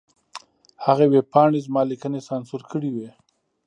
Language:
Pashto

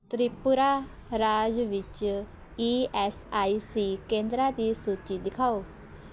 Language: Punjabi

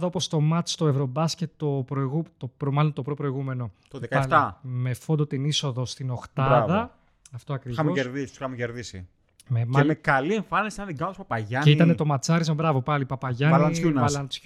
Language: Greek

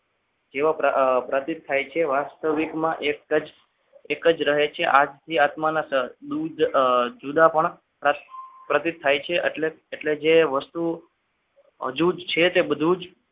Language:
Gujarati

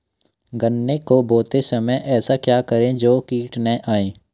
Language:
Hindi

